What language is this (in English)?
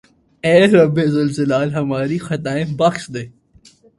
Urdu